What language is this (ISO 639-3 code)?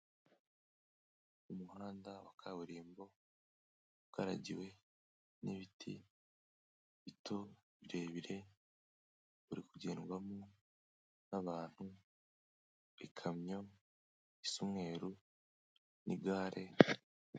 kin